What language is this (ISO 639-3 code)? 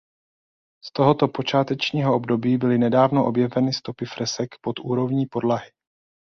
ces